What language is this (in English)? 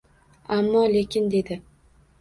Uzbek